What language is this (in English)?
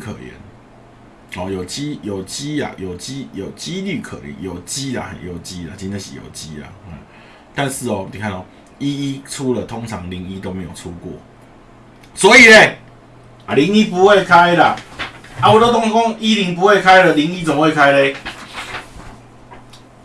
Chinese